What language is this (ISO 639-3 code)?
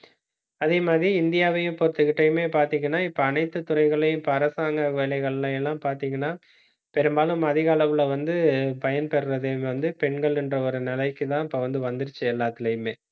tam